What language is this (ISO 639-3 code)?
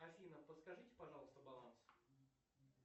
rus